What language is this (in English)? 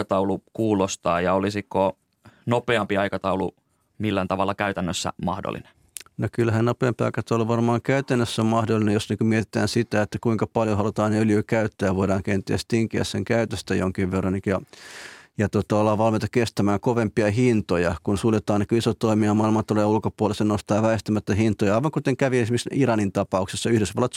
Finnish